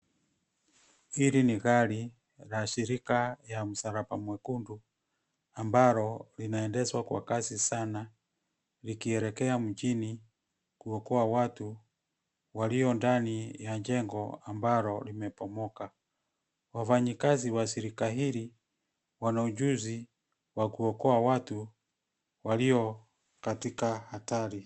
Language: Swahili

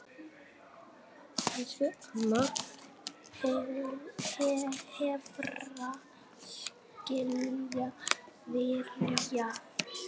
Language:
Icelandic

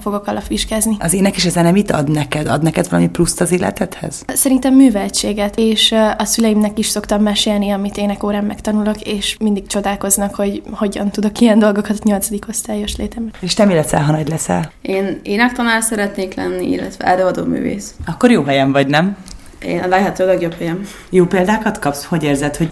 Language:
Hungarian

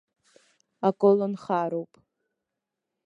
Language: Abkhazian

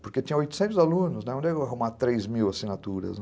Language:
Portuguese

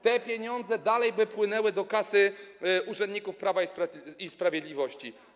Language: Polish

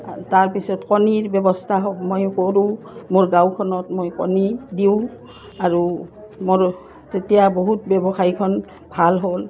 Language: Assamese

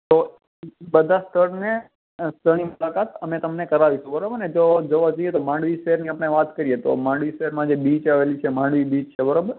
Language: Gujarati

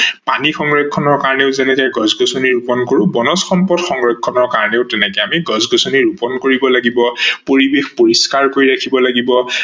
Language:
Assamese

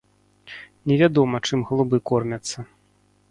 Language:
Belarusian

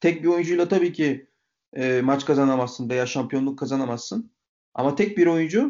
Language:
Turkish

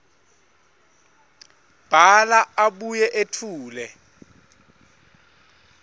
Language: Swati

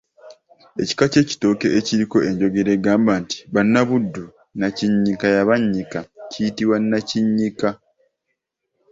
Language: Ganda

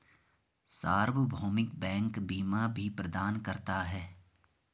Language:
Hindi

